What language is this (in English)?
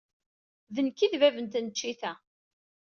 Kabyle